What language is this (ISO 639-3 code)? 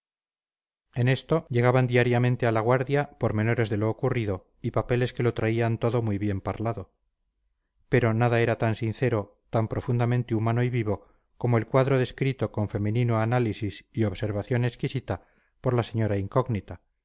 spa